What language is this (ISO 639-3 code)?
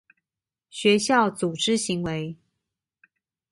zho